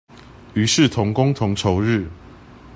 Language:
Chinese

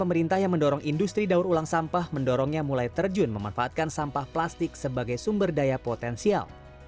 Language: Indonesian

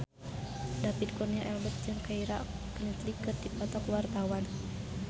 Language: Sundanese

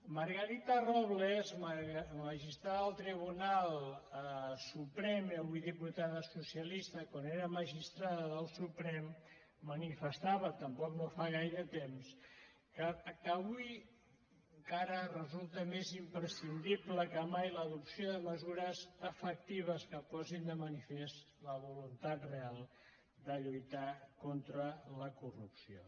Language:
Catalan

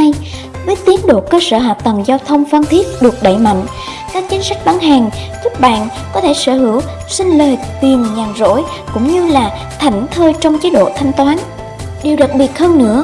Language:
Vietnamese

